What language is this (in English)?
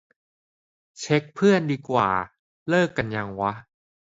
Thai